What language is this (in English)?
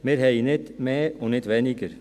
Swiss German